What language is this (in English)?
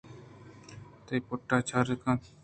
Eastern Balochi